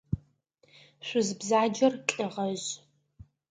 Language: Adyghe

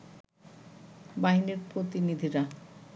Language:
Bangla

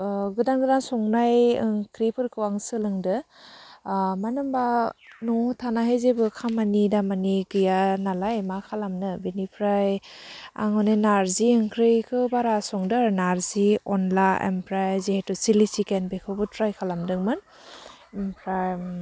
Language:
Bodo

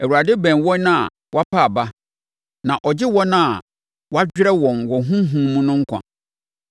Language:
Akan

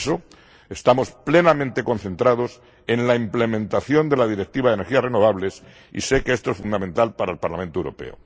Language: Spanish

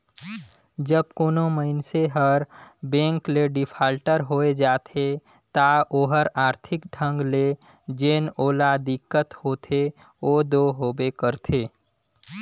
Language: Chhattisgarhi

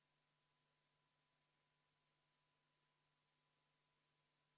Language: Estonian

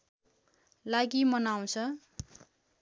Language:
Nepali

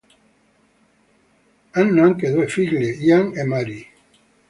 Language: Italian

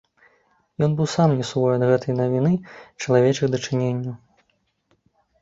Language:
Belarusian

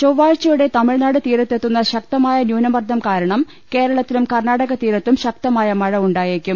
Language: Malayalam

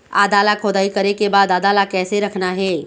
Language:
Chhattisgarhi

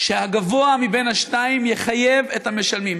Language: Hebrew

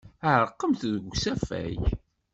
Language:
Kabyle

